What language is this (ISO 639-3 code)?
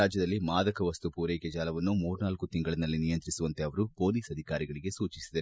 kan